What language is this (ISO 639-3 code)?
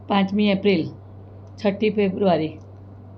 guj